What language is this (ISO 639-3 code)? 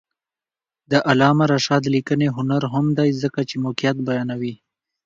pus